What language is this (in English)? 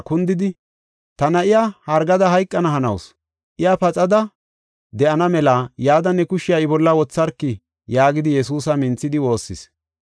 Gofa